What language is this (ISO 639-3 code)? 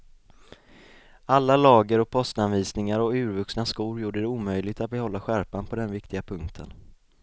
swe